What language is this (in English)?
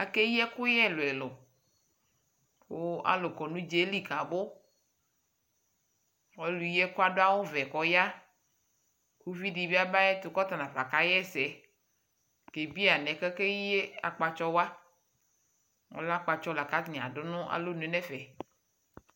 Ikposo